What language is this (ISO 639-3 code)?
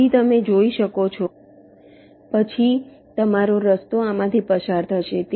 guj